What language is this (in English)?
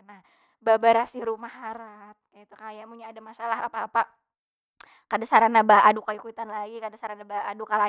Banjar